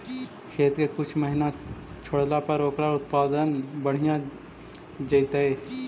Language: Magahi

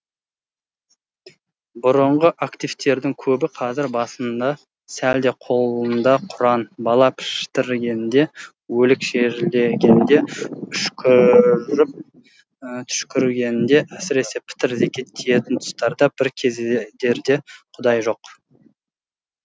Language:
Kazakh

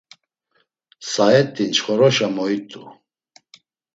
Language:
Laz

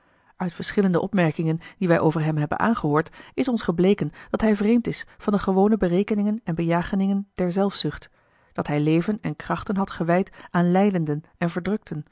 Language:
Dutch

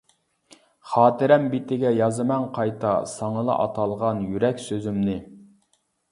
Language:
Uyghur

